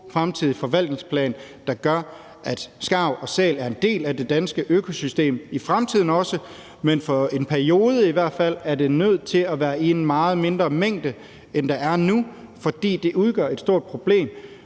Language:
Danish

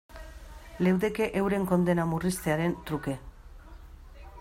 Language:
Basque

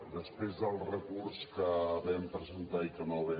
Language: Catalan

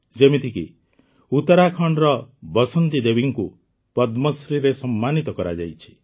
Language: Odia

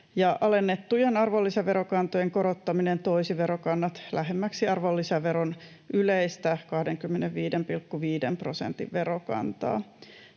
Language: Finnish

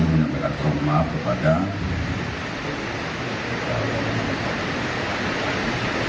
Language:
Indonesian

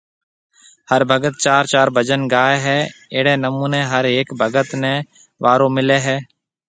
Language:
Marwari (Pakistan)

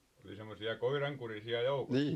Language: Finnish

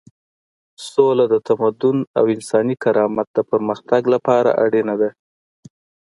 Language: Pashto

